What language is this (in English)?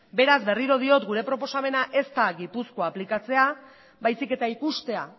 Basque